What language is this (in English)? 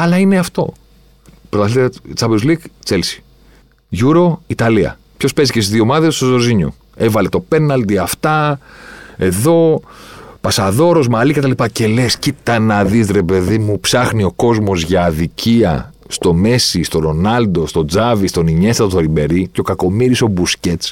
Greek